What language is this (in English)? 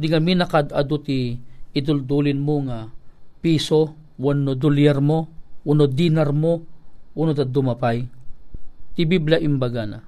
Filipino